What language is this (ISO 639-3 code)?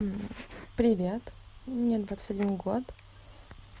rus